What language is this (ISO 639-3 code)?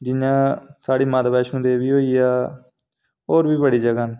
doi